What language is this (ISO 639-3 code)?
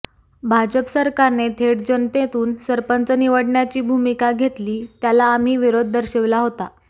mar